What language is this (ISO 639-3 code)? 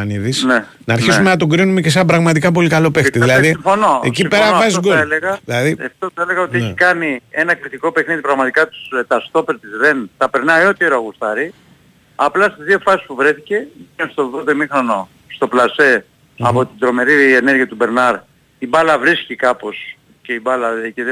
ell